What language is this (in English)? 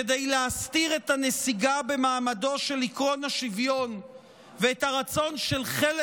Hebrew